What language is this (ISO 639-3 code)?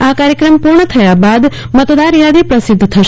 guj